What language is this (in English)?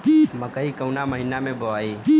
Bhojpuri